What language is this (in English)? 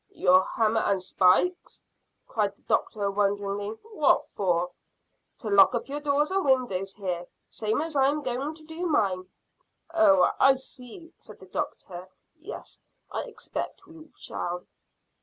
English